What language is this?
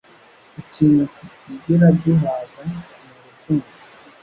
Kinyarwanda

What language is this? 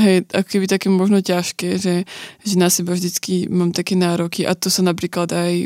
Slovak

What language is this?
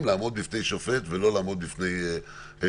Hebrew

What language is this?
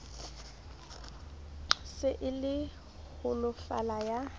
Southern Sotho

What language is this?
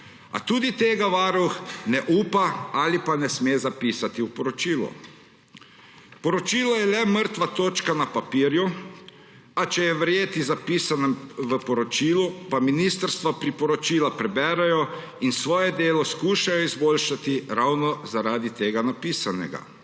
Slovenian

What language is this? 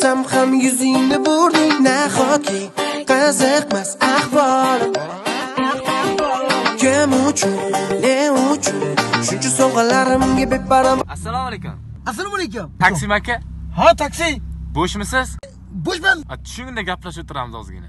Dutch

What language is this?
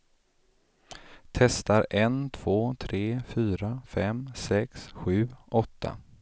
Swedish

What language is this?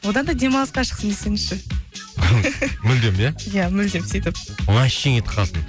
Kazakh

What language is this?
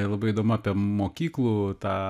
Lithuanian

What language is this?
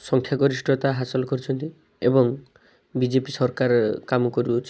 Odia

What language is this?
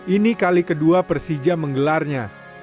Indonesian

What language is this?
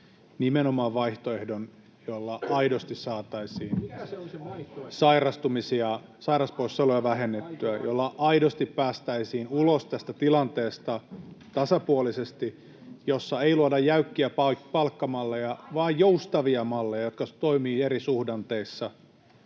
Finnish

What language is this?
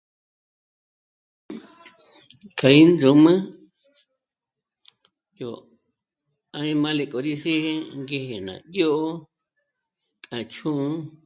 Michoacán Mazahua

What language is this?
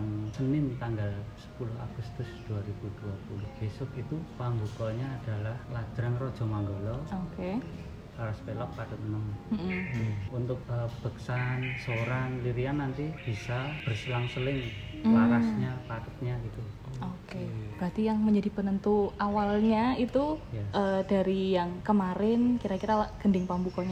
Indonesian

